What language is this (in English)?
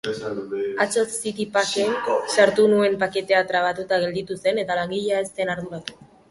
Basque